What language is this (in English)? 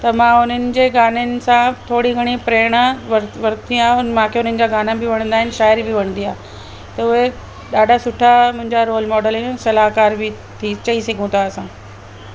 Sindhi